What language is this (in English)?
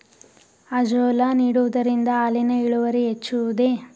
Kannada